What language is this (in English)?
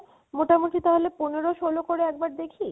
Bangla